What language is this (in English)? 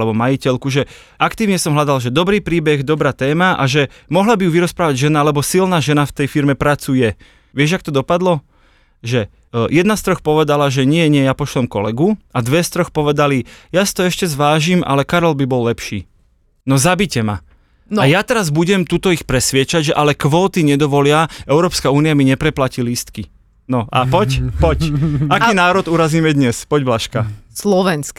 Slovak